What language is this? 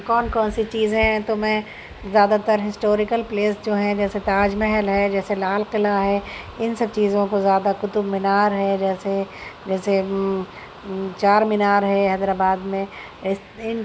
Urdu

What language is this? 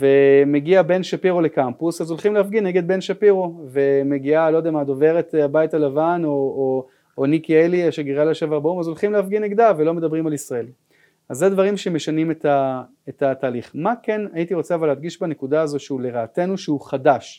Hebrew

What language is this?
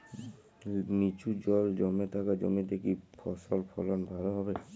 Bangla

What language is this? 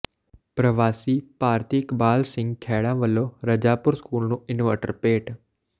Punjabi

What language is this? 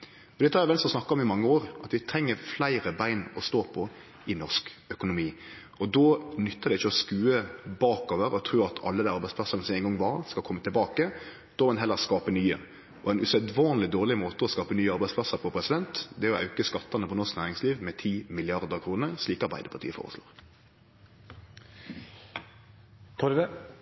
Norwegian Nynorsk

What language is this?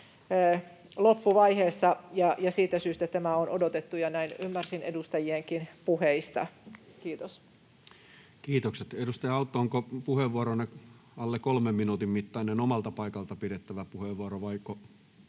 Finnish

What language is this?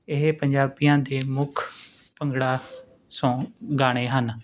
Punjabi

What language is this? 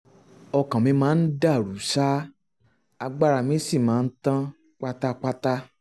Yoruba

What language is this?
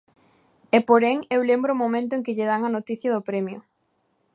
Galician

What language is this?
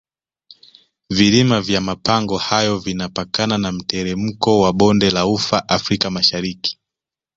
Swahili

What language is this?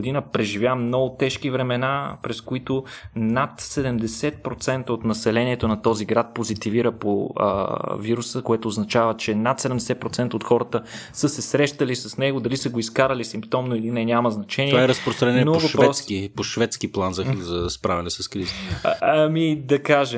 Bulgarian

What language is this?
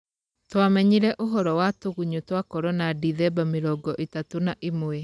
Kikuyu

